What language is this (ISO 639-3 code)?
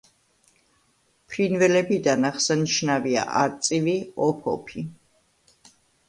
kat